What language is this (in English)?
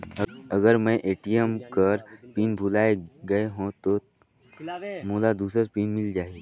Chhattisgarhi